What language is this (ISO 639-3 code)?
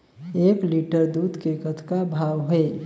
hne